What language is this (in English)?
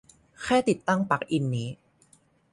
Thai